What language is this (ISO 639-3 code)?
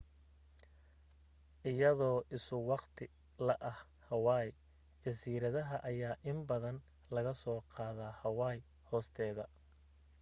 som